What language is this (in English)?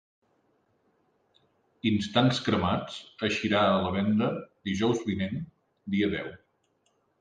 Catalan